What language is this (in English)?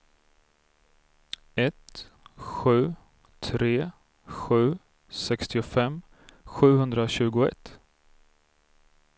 Swedish